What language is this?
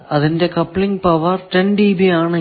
Malayalam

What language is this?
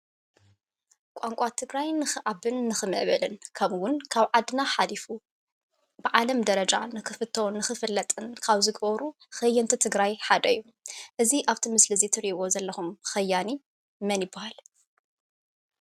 Tigrinya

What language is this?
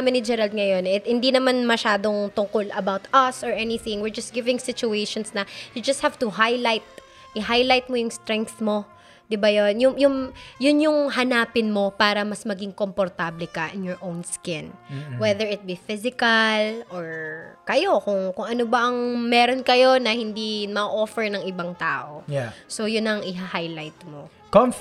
Filipino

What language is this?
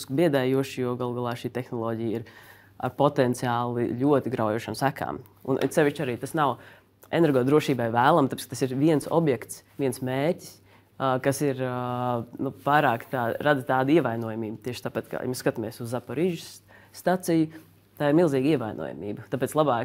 Latvian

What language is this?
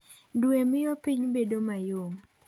Luo (Kenya and Tanzania)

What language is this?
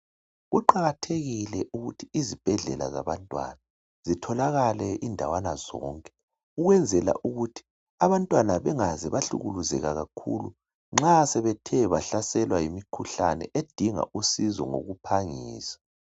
North Ndebele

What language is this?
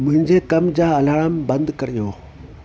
Sindhi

